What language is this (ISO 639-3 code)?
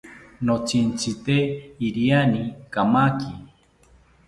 cpy